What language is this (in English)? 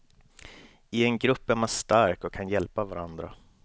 Swedish